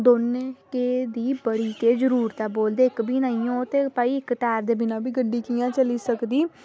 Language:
Dogri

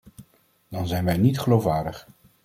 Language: Dutch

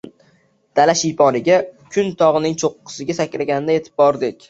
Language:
Uzbek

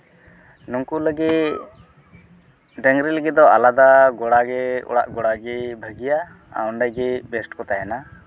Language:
Santali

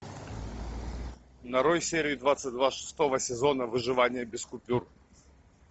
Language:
Russian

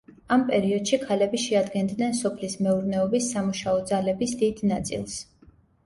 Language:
Georgian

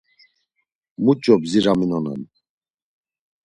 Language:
Laz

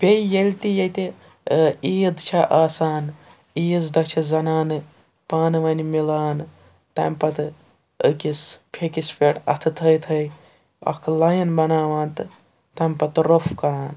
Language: Kashmiri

